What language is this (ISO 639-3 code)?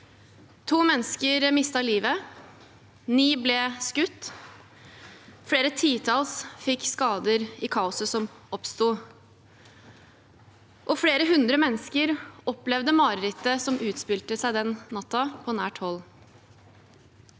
nor